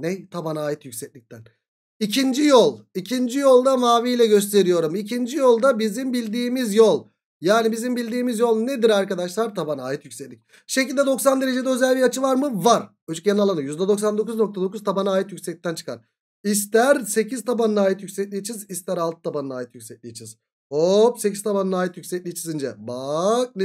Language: Turkish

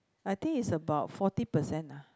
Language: English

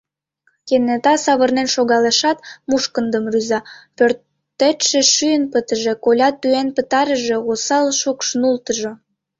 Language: Mari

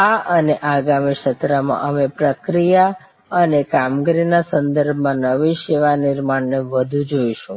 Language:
Gujarati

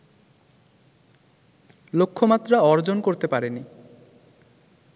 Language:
Bangla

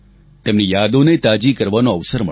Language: Gujarati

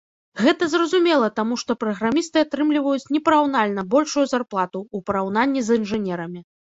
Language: Belarusian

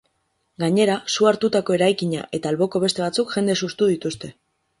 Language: Basque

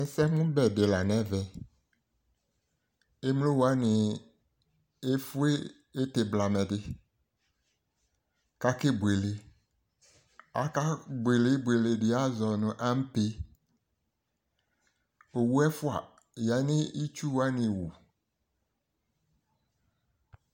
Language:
Ikposo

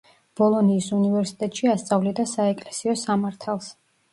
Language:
Georgian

